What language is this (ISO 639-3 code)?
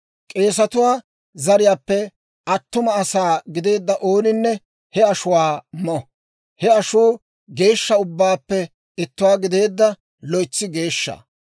dwr